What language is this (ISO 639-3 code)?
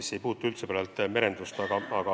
est